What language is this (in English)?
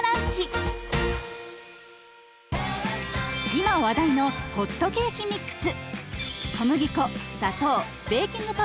Japanese